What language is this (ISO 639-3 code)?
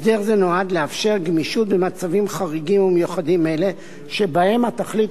heb